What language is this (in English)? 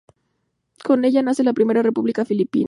Spanish